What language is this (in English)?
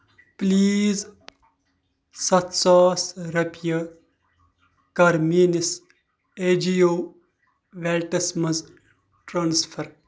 Kashmiri